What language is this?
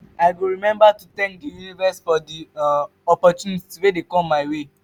Nigerian Pidgin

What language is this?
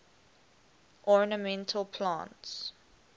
English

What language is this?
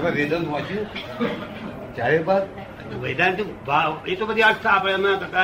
Gujarati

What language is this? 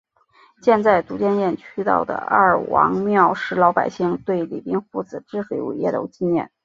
Chinese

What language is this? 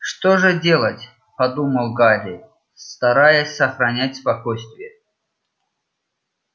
Russian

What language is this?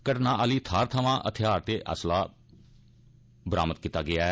Dogri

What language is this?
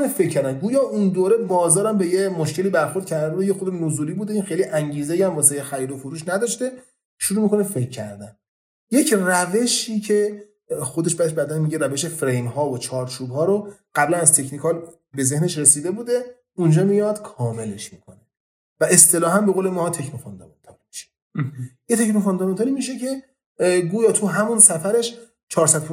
Persian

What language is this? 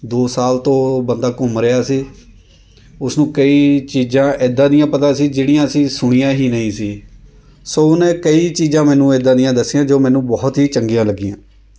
Punjabi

